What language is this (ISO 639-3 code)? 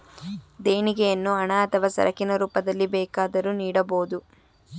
kan